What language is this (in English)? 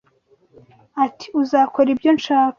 Kinyarwanda